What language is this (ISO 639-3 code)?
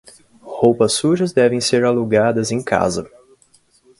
por